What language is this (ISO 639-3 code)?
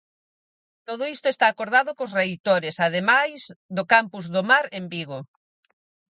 glg